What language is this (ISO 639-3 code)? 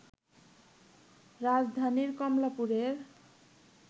ben